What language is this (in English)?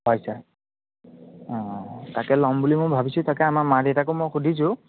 Assamese